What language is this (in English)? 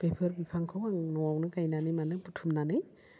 Bodo